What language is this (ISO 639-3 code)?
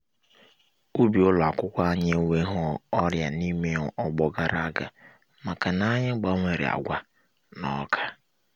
ibo